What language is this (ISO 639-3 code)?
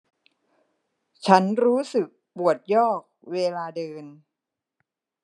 tha